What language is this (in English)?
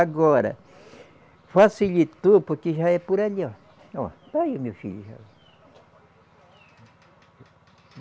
Portuguese